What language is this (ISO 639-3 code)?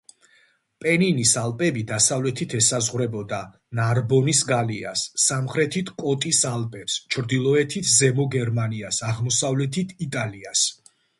kat